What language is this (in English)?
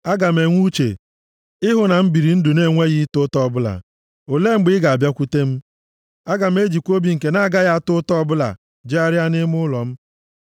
Igbo